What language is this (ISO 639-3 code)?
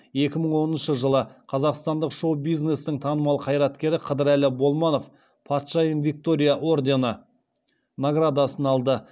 kaz